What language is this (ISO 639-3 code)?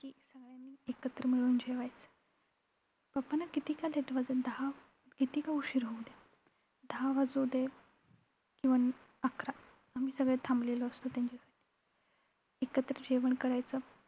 mar